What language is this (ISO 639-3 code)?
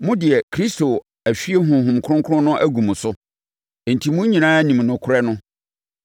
aka